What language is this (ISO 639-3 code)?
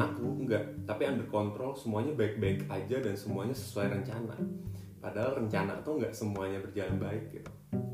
ind